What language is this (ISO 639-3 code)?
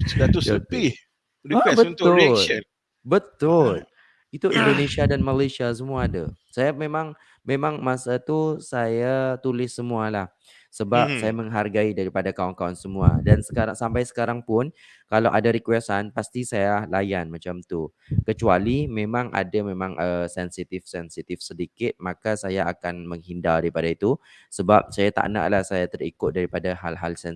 msa